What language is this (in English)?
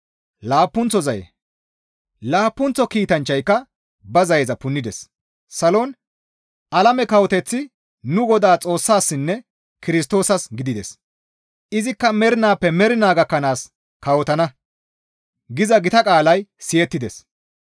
Gamo